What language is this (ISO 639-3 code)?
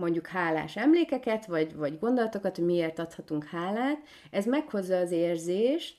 hun